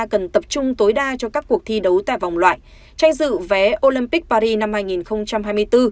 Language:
Vietnamese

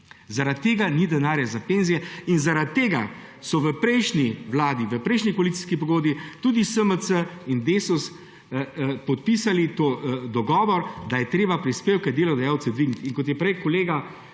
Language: Slovenian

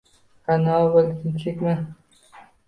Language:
Uzbek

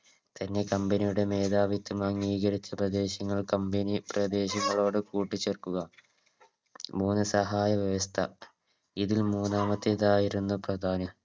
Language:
Malayalam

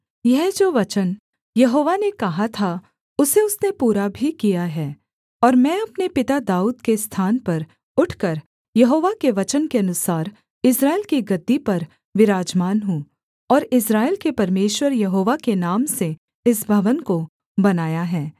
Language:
Hindi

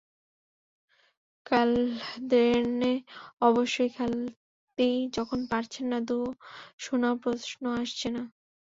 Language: Bangla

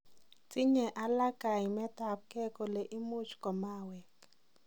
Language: Kalenjin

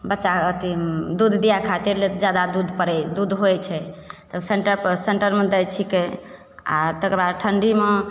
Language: Maithili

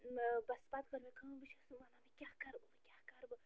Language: Kashmiri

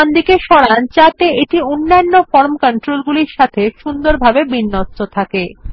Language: Bangla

